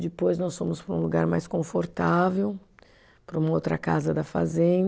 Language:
Portuguese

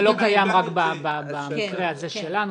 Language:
Hebrew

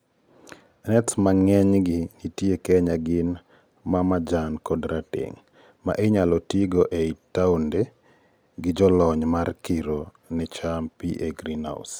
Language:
Luo (Kenya and Tanzania)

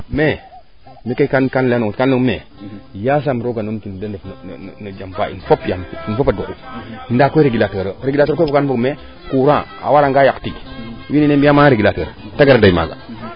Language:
Serer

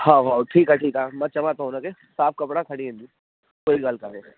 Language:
Sindhi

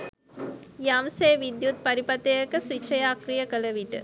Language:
Sinhala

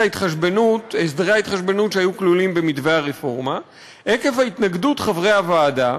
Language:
Hebrew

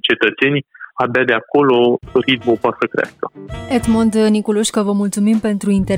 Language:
Romanian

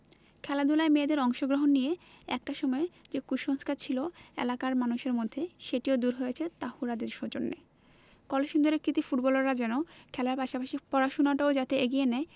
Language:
Bangla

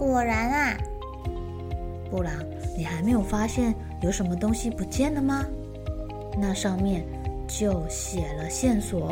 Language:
Chinese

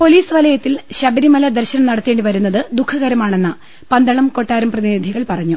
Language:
Malayalam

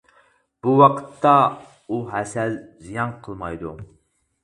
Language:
Uyghur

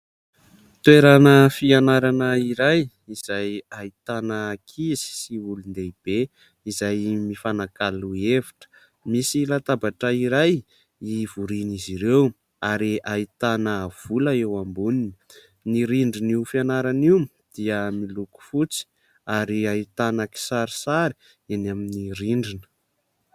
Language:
Malagasy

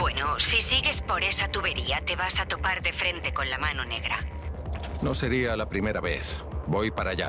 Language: Spanish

